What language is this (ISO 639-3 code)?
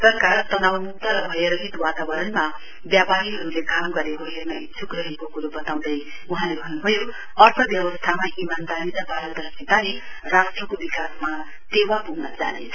nep